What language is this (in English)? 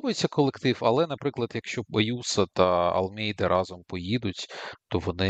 Ukrainian